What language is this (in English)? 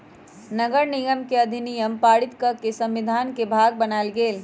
Magahi